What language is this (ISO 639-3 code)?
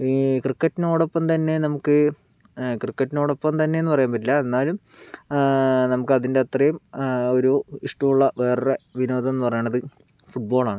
mal